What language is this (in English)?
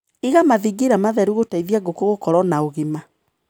Kikuyu